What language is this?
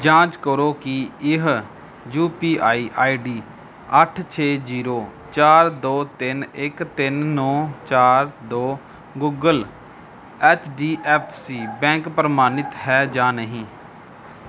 Punjabi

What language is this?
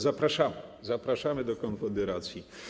Polish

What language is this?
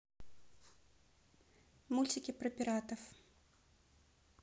Russian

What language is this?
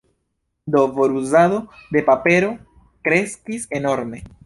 Esperanto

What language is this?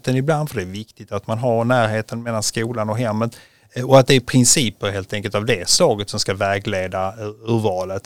Swedish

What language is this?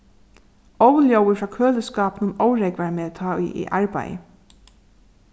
Faroese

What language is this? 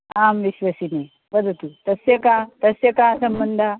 Sanskrit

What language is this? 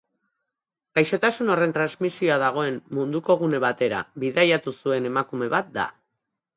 Basque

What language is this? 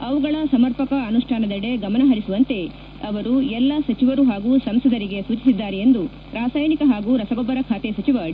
Kannada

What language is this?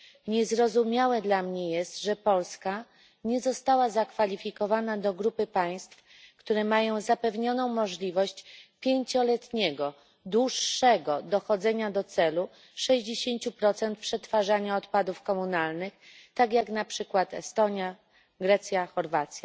Polish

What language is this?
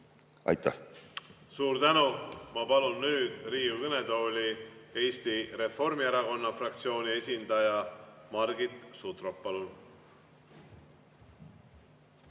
Estonian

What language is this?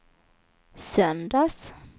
Swedish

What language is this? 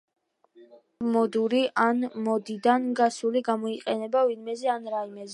Georgian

